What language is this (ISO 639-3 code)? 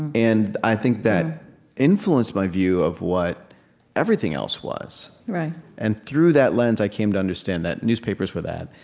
eng